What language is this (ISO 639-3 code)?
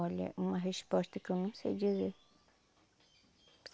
por